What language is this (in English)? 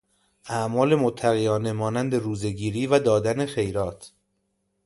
Persian